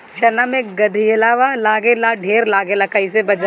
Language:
Bhojpuri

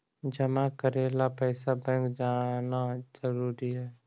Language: Magahi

